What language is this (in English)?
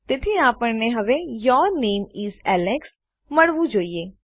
Gujarati